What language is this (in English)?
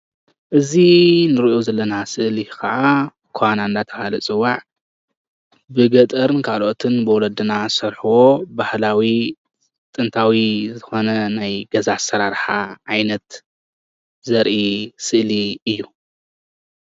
Tigrinya